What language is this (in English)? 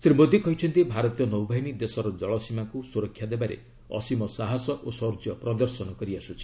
Odia